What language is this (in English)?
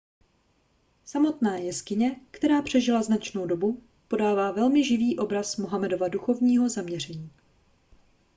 Czech